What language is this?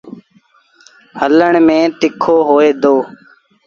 Sindhi Bhil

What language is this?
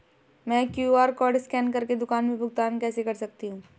Hindi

